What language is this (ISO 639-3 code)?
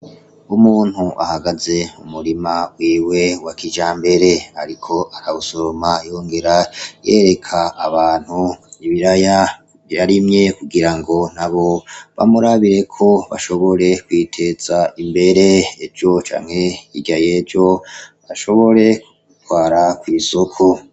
run